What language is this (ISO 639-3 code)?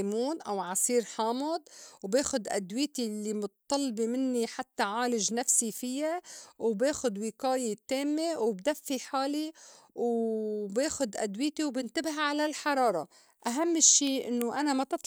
apc